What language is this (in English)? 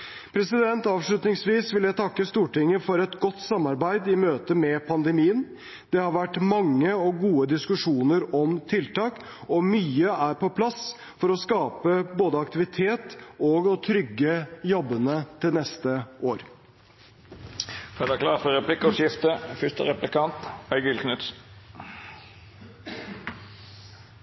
Norwegian Bokmål